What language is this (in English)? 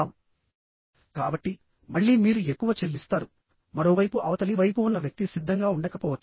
Telugu